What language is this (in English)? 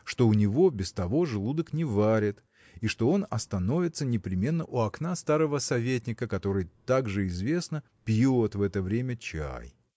Russian